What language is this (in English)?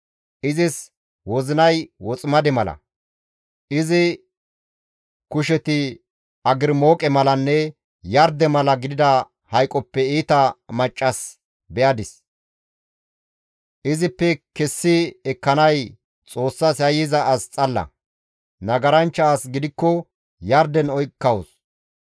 Gamo